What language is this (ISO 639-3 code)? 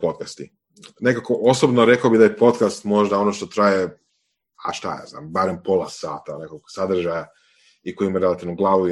hrv